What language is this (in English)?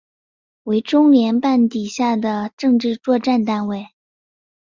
Chinese